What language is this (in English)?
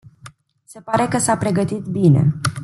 Romanian